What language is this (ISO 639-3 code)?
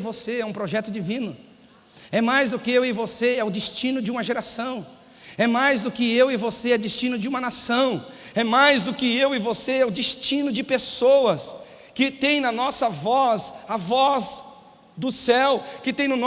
por